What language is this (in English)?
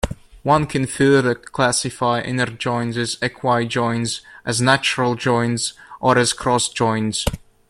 English